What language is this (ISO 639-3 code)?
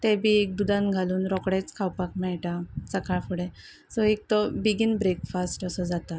kok